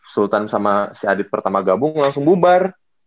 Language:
Indonesian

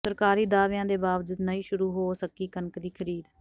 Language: Punjabi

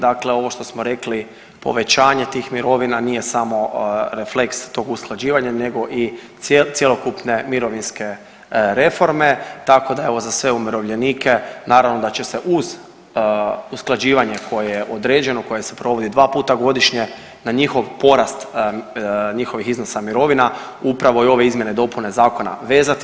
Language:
Croatian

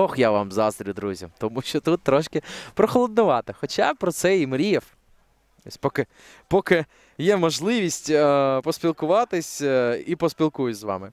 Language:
Ukrainian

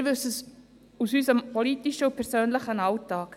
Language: Swiss German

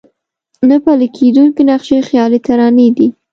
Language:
Pashto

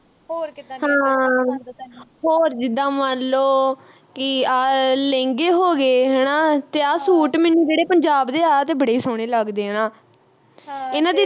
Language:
Punjabi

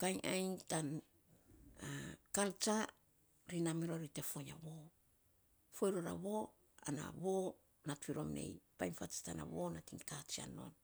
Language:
Saposa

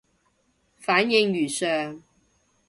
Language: Cantonese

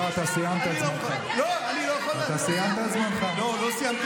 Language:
Hebrew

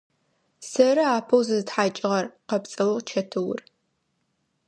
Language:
Adyghe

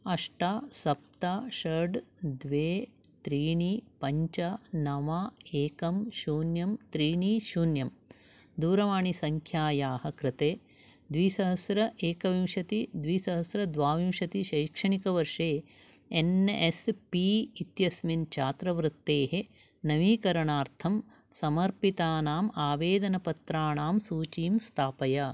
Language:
Sanskrit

